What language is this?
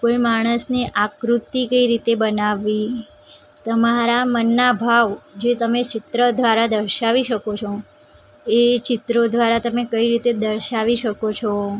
Gujarati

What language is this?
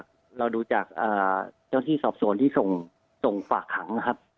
Thai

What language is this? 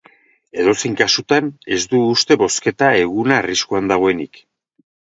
Basque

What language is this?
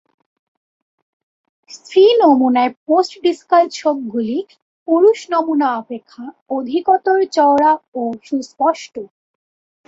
Bangla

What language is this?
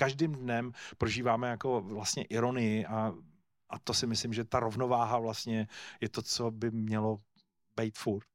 Czech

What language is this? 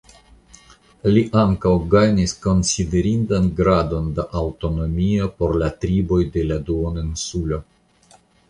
Esperanto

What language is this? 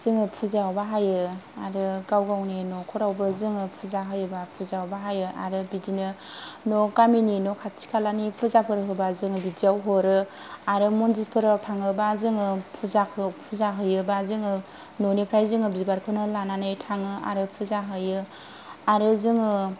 Bodo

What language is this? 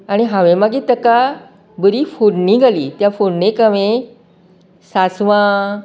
Konkani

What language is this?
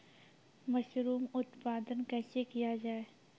Maithili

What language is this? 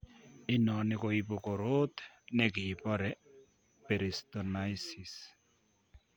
Kalenjin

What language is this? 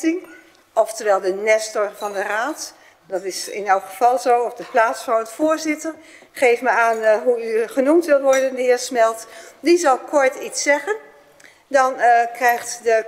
Dutch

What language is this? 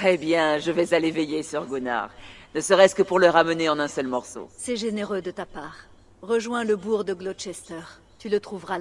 French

